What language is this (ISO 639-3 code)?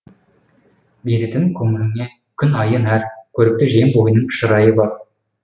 kaz